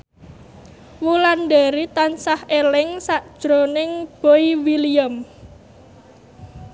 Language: Javanese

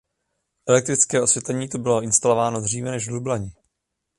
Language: Czech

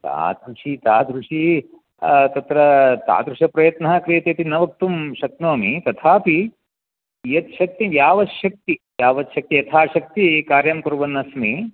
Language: Sanskrit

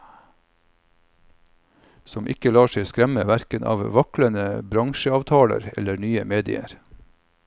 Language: Norwegian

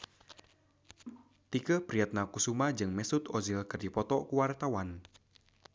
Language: Sundanese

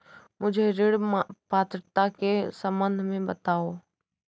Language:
Hindi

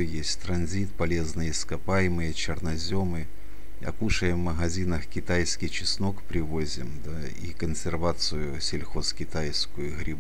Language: Russian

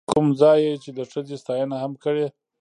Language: Pashto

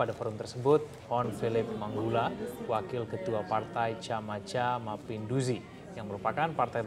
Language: Indonesian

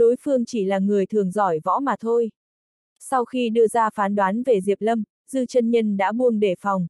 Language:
Vietnamese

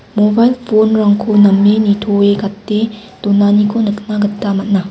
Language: Garo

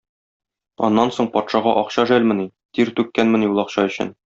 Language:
Tatar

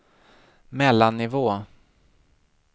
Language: Swedish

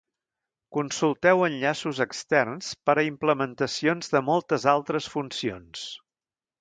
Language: Catalan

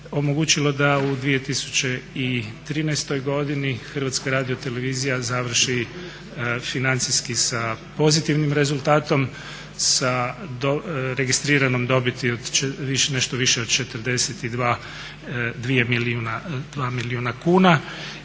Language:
Croatian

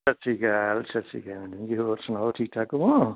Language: Punjabi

